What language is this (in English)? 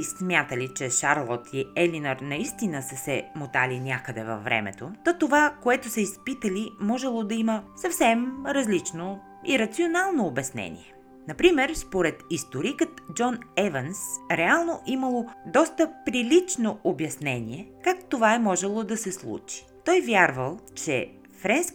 Bulgarian